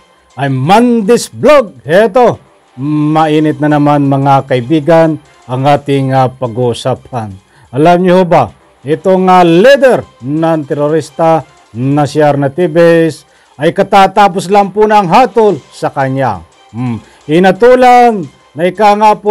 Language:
Filipino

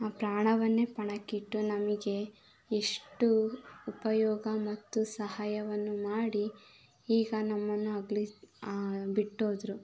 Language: Kannada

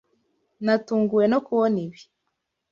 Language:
Kinyarwanda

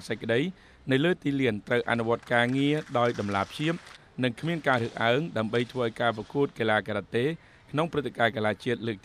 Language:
Thai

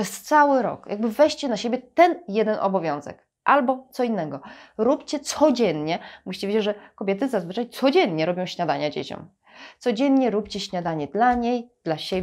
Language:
Polish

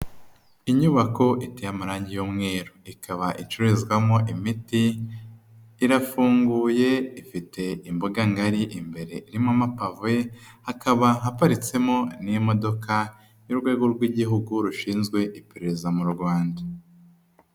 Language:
Kinyarwanda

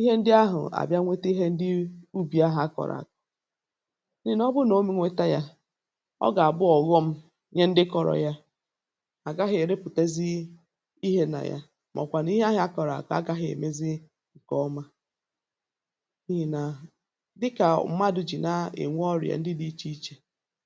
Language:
Igbo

